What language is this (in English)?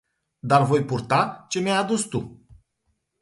Romanian